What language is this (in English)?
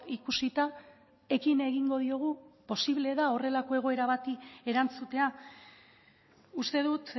Basque